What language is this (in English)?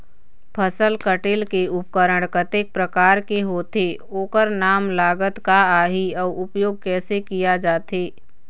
Chhattisgarhi